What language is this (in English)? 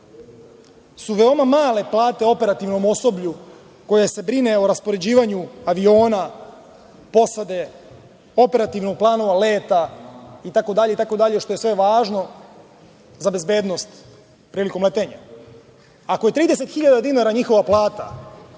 Serbian